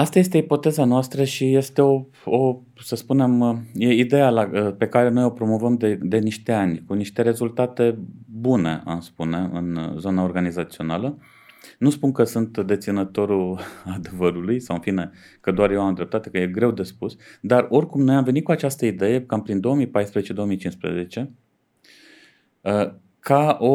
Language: Romanian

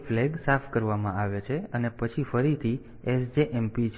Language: Gujarati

